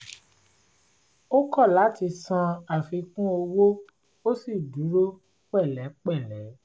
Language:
Yoruba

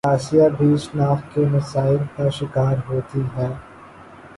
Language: Urdu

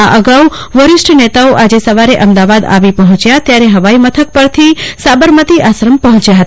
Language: Gujarati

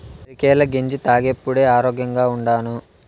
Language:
Telugu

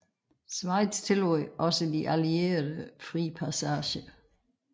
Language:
Danish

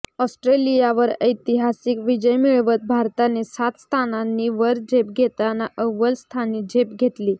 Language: Marathi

